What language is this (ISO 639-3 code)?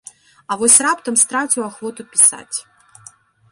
bel